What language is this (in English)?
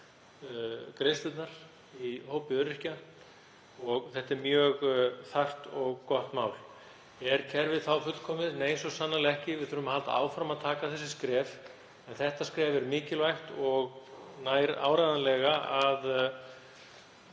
Icelandic